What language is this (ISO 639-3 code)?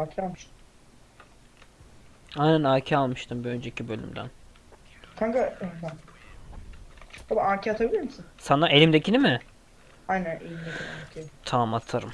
tur